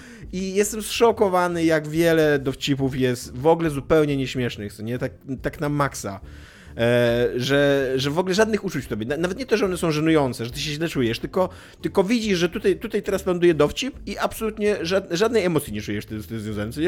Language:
Polish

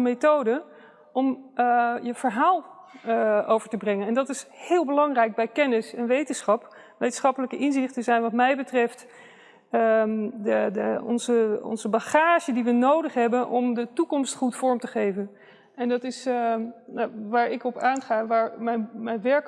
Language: Dutch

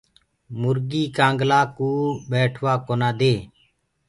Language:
Gurgula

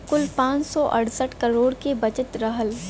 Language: Bhojpuri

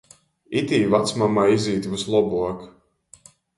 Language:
Latgalian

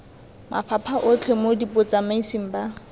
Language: Tswana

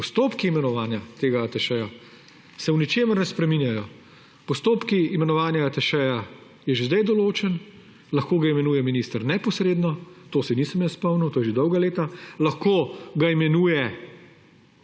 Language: Slovenian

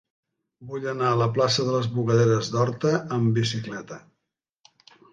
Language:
Catalan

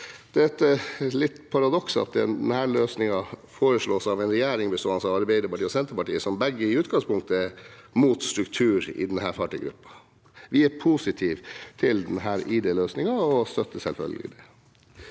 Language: Norwegian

